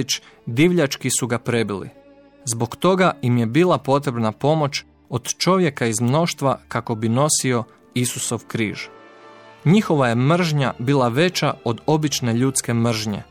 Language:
Croatian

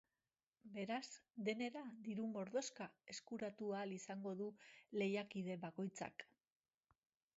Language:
Basque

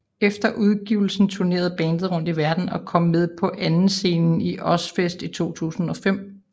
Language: Danish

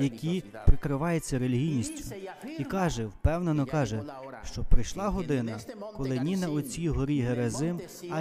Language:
Ukrainian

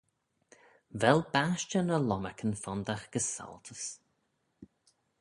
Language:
Manx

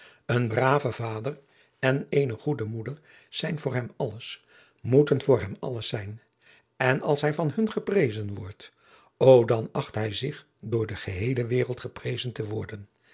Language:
Dutch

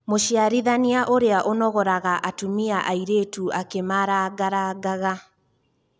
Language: Kikuyu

